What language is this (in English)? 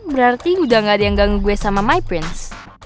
Indonesian